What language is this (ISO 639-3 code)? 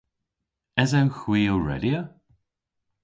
cor